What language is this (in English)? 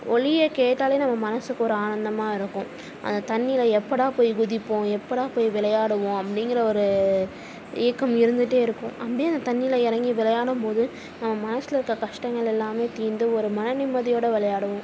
Tamil